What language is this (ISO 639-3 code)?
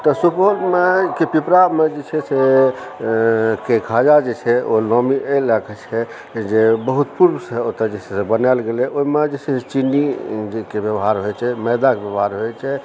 mai